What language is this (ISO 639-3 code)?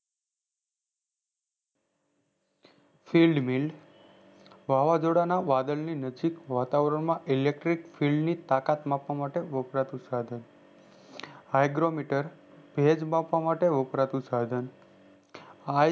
guj